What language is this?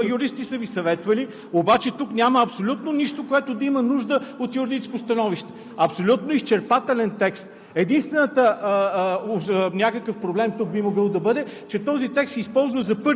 Bulgarian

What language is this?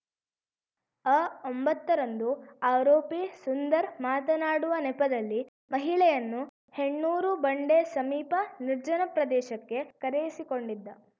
Kannada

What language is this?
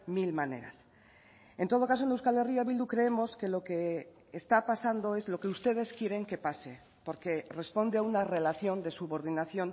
Spanish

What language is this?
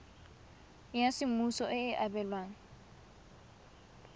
Tswana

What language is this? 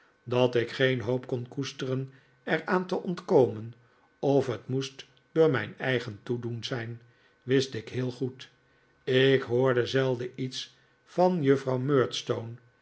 Dutch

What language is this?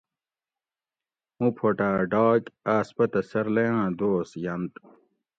Gawri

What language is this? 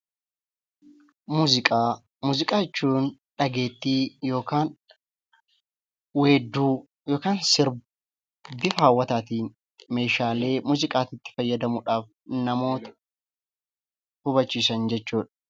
Oromo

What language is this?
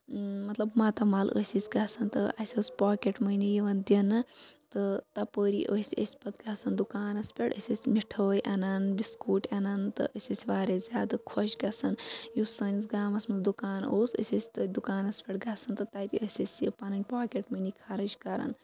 Kashmiri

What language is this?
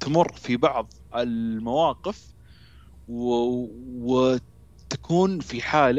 Arabic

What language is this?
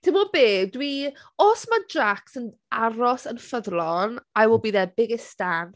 Welsh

